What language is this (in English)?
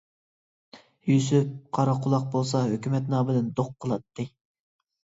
Uyghur